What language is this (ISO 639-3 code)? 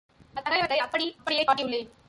tam